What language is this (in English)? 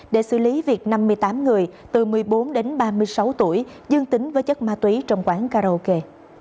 Vietnamese